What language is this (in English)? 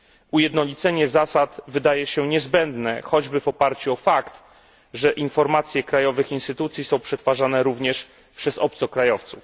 Polish